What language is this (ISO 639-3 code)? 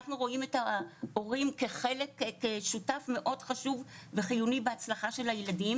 heb